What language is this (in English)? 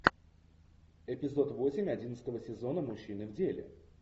Russian